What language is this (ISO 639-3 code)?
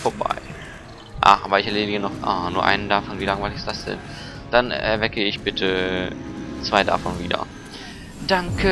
deu